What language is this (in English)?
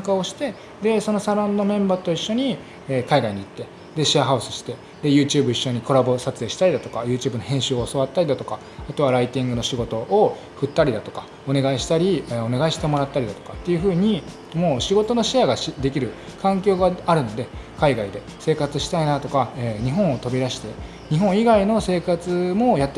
Japanese